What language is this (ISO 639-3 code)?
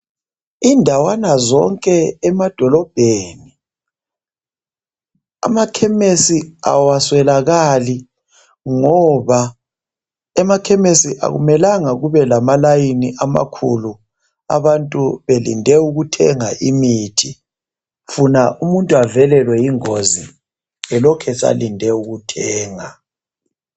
nde